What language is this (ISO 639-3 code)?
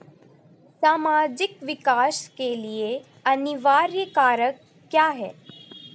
hin